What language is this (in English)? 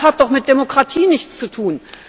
German